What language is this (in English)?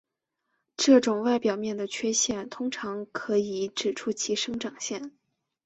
Chinese